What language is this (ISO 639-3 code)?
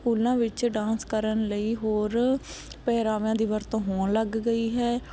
pan